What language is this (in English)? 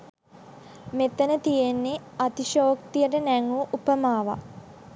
Sinhala